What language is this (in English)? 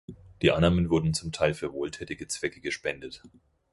German